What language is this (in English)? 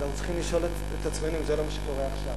Hebrew